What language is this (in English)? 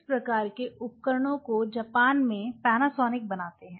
Hindi